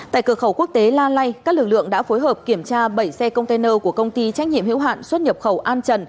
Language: Vietnamese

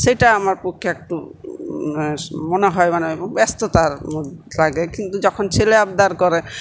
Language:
Bangla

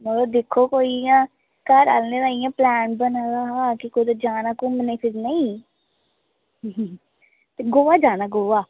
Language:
Dogri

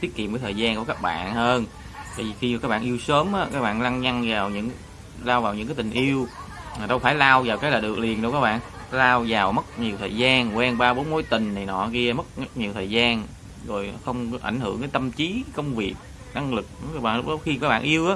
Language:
Vietnamese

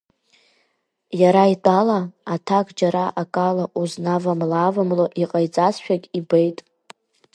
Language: Abkhazian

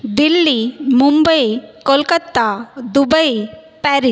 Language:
Marathi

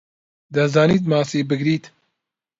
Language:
Central Kurdish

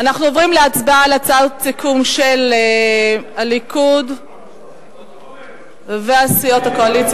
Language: Hebrew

